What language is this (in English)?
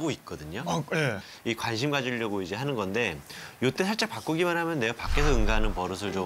Korean